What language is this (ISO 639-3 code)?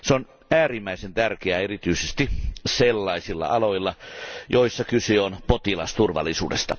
fin